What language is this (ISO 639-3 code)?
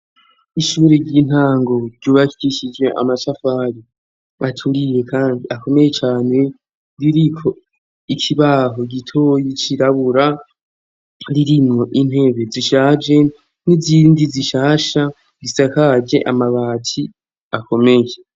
run